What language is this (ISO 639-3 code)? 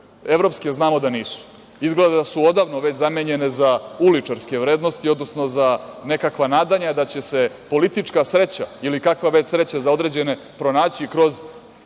srp